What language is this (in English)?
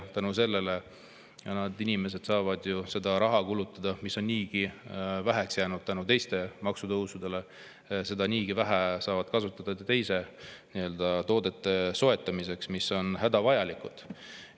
Estonian